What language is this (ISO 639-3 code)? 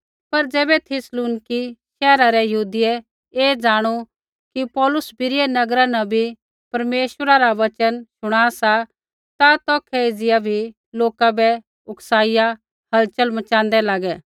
kfx